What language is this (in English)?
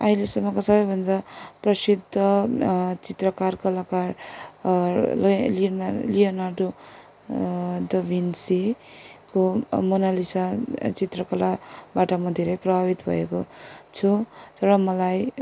Nepali